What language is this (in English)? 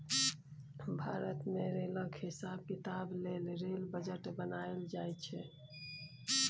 Maithili